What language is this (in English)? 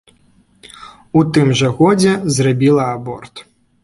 Belarusian